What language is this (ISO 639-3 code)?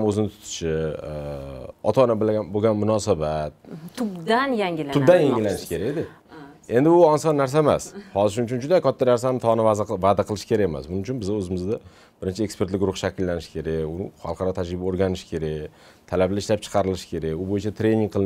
ron